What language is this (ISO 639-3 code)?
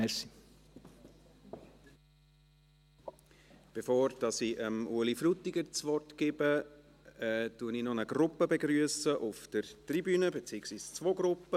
gsw